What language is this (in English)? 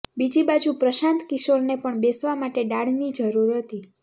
Gujarati